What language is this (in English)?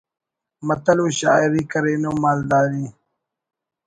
Brahui